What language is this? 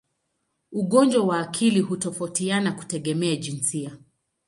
Swahili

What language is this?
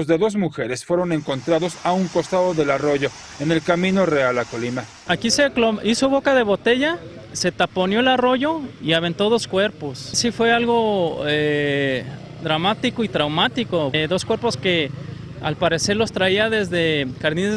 Spanish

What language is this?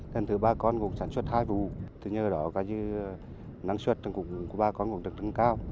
Vietnamese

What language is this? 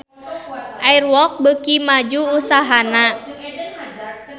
Sundanese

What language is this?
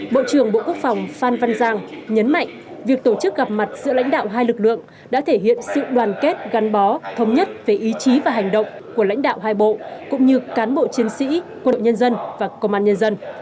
Vietnamese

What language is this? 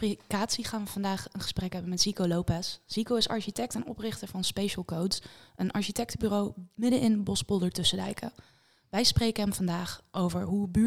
Dutch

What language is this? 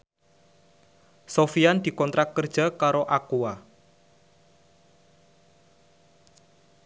Javanese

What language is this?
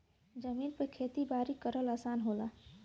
Bhojpuri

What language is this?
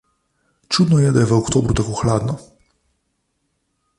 Slovenian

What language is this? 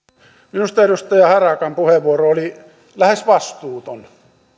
Finnish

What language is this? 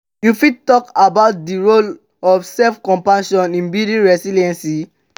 Nigerian Pidgin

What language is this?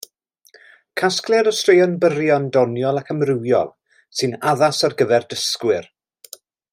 Welsh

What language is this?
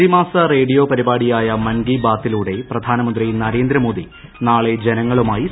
Malayalam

